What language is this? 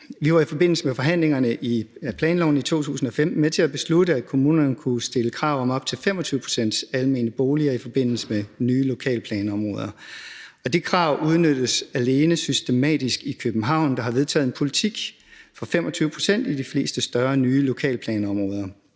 Danish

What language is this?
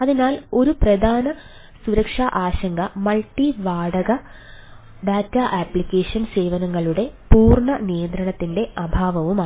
Malayalam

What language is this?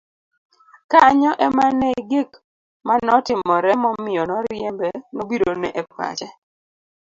Luo (Kenya and Tanzania)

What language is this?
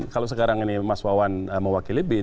Indonesian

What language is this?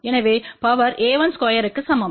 Tamil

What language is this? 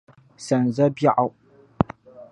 Dagbani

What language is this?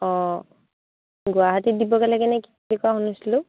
Assamese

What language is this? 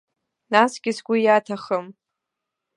Abkhazian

